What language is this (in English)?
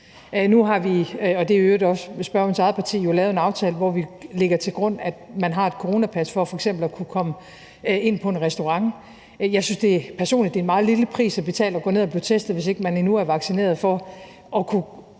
Danish